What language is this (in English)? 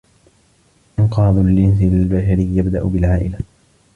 Arabic